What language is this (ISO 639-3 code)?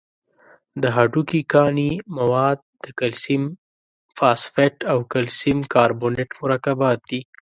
pus